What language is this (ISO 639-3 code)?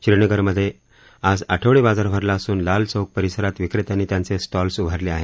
mar